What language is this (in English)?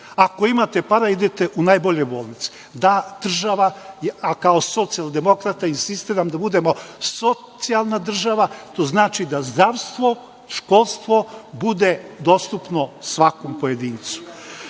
Serbian